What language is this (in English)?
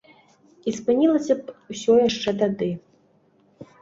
Belarusian